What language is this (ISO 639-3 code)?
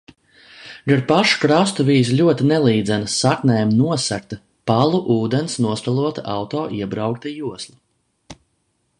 lav